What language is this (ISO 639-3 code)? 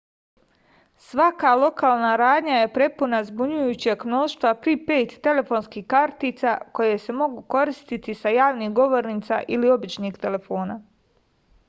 srp